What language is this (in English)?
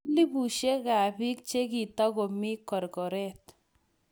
Kalenjin